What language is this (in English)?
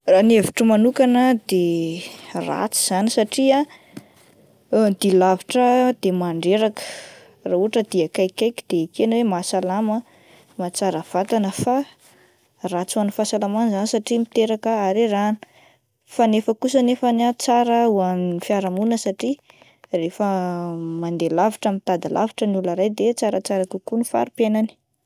Malagasy